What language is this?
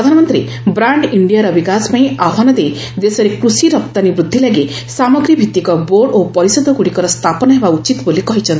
Odia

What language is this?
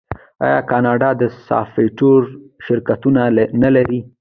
Pashto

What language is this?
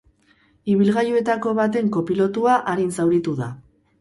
Basque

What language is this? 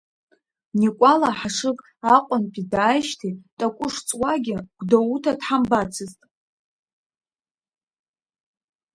Abkhazian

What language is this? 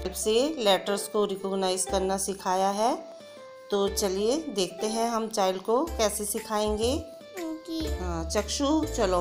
Hindi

